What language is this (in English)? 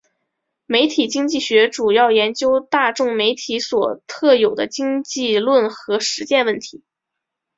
Chinese